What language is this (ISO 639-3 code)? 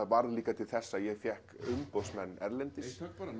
isl